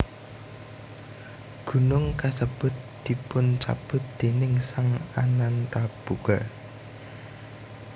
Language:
Javanese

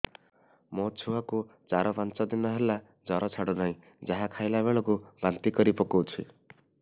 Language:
Odia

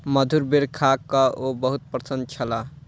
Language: Maithili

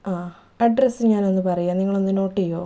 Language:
Malayalam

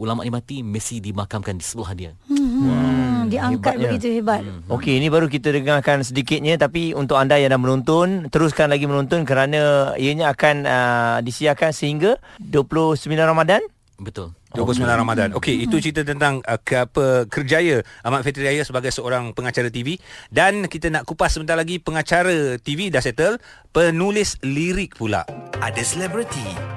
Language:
Malay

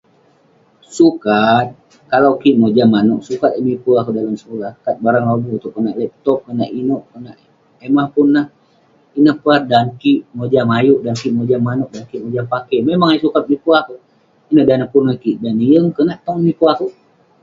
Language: Western Penan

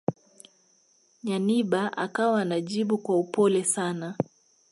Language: Swahili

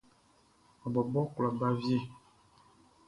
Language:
Baoulé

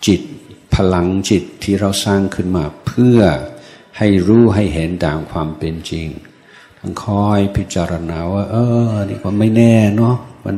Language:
Thai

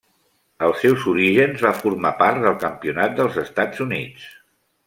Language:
Catalan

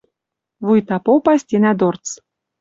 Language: Western Mari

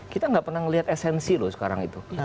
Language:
Indonesian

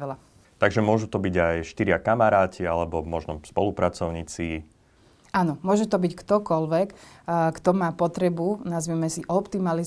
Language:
Slovak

